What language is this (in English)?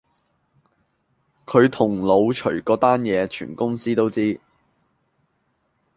Cantonese